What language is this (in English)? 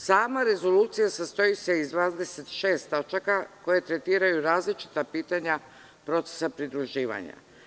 Serbian